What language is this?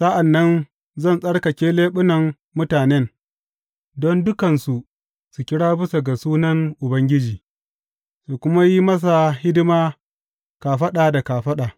Hausa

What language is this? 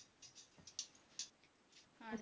Punjabi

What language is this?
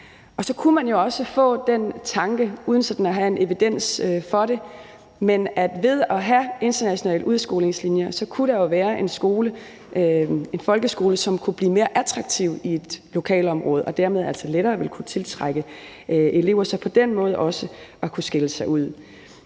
Danish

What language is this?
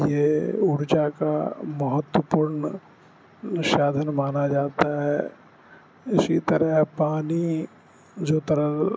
Urdu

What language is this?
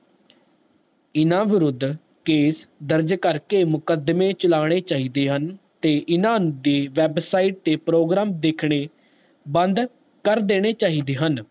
Punjabi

